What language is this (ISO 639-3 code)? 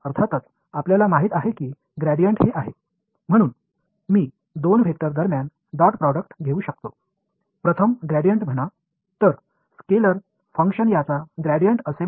tam